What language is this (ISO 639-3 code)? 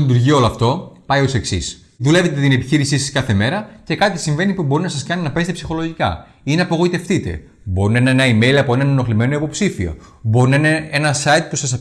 ell